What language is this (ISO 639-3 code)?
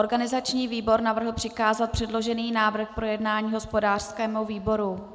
ces